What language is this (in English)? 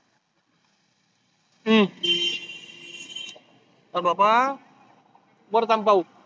Marathi